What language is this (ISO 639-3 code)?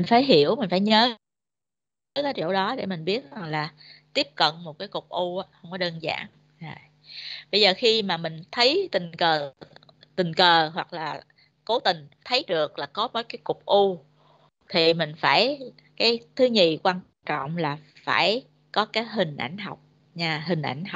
vie